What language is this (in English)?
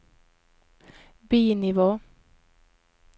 Norwegian